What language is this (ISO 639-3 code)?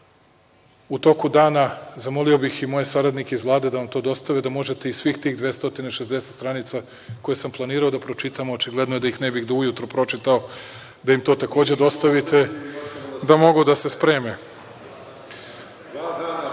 srp